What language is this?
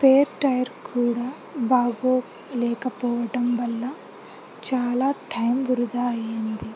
Telugu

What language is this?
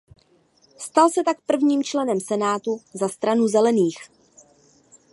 Czech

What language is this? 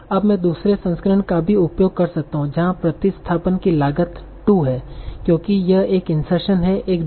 Hindi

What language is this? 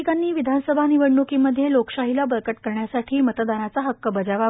Marathi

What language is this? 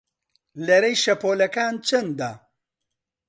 Central Kurdish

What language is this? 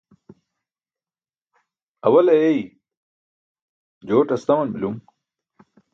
Burushaski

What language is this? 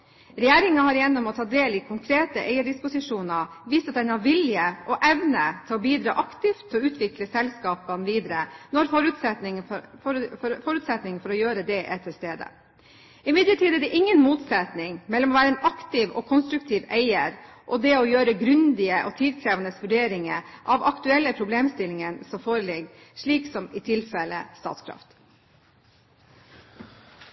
Norwegian Bokmål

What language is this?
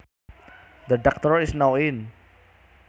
Javanese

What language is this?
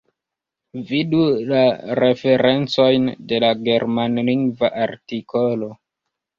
Esperanto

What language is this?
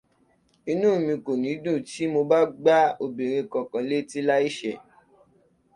Yoruba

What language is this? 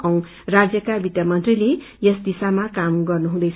Nepali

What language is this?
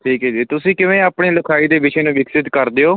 Punjabi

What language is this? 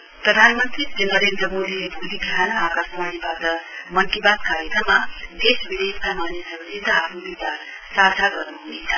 Nepali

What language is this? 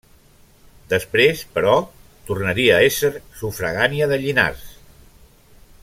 Catalan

